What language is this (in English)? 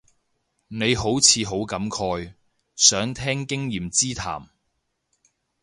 Cantonese